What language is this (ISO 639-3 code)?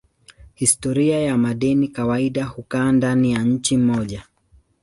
swa